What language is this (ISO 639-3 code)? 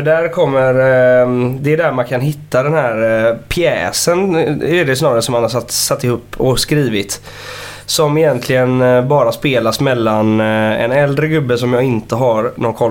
swe